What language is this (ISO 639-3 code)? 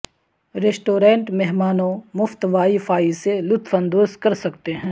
urd